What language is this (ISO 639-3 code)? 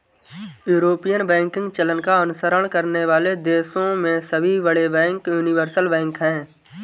hin